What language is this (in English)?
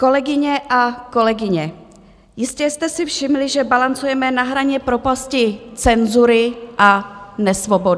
Czech